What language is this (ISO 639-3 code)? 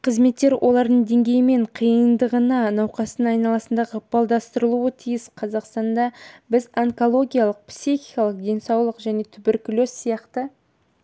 kaz